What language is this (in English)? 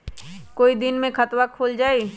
Magahi